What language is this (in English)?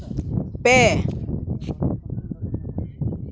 Santali